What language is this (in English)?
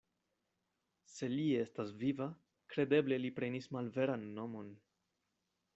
Esperanto